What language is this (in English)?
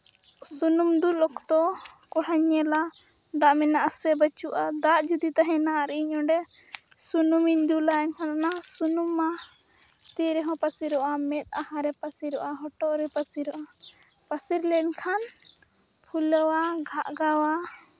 Santali